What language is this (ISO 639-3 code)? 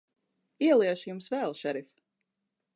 lav